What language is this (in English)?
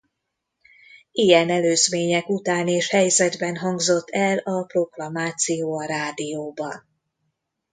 Hungarian